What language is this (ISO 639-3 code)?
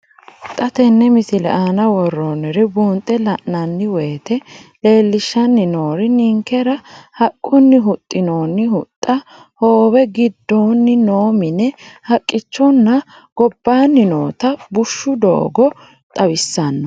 sid